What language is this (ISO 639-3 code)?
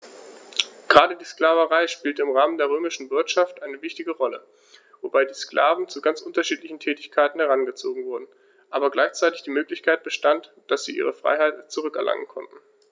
deu